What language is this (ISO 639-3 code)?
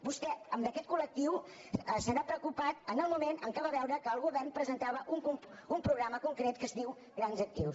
cat